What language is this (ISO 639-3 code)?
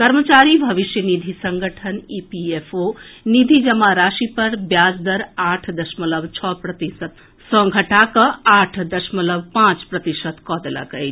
mai